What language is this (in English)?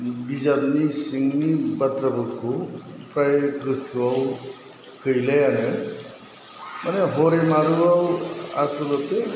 Bodo